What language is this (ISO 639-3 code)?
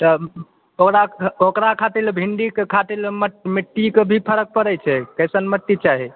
mai